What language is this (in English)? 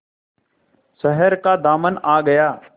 Hindi